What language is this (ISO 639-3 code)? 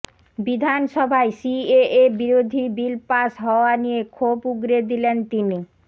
ben